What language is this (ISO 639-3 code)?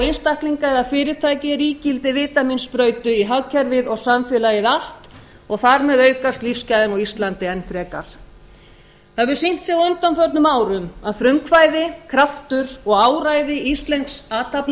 isl